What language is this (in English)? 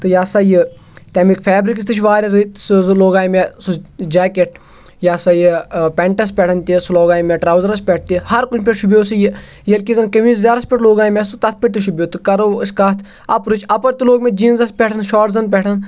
Kashmiri